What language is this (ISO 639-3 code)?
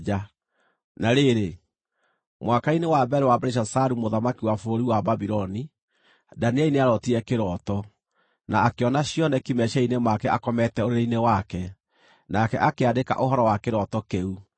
kik